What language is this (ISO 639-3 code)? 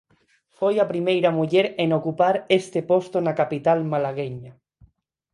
glg